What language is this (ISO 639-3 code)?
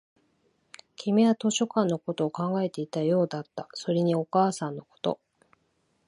jpn